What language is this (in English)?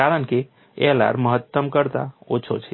Gujarati